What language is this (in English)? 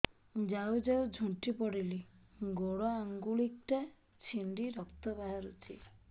Odia